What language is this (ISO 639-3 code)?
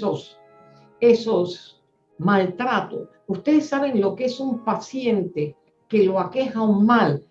spa